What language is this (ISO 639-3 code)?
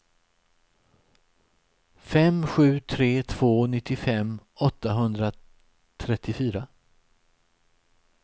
swe